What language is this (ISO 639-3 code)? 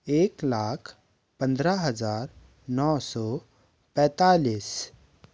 hin